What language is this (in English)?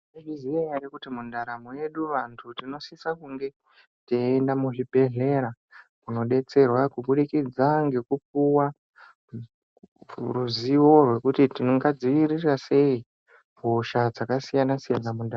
Ndau